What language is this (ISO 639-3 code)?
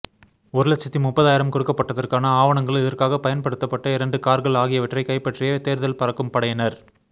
tam